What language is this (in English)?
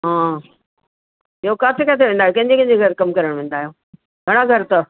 Sindhi